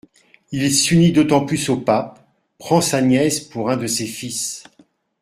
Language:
French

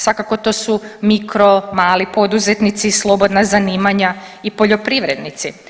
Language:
Croatian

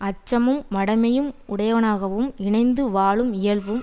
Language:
Tamil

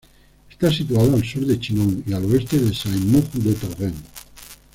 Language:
Spanish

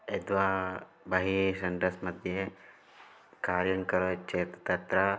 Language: Sanskrit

